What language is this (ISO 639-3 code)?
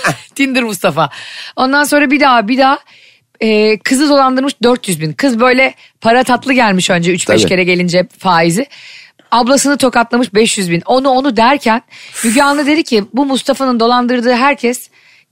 tur